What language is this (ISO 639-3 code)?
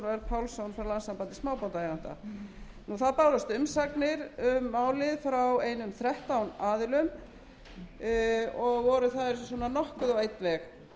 isl